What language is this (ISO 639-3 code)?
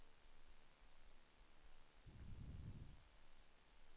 swe